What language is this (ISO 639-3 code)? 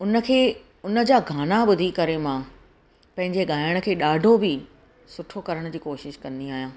snd